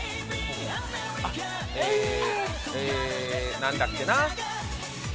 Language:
Japanese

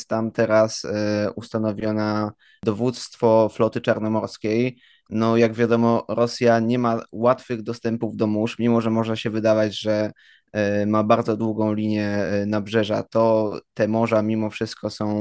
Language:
Polish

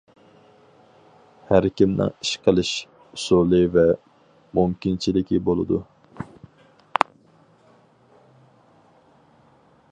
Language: Uyghur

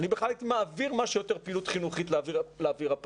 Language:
Hebrew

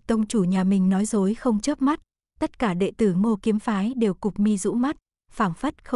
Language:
Vietnamese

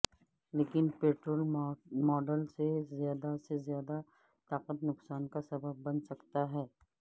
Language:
Urdu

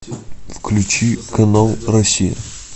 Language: Russian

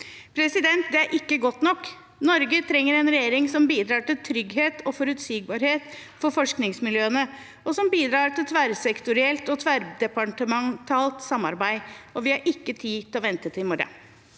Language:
Norwegian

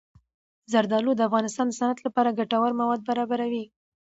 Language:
Pashto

